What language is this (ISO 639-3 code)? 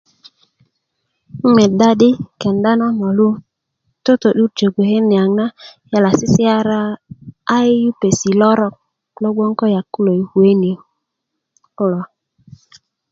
ukv